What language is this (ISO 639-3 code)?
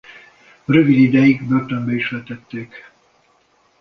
hun